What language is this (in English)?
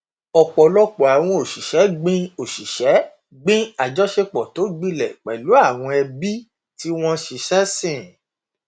Yoruba